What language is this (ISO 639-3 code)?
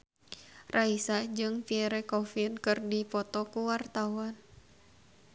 sun